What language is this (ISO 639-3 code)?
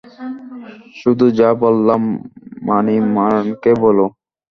ben